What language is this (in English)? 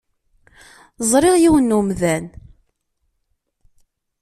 Kabyle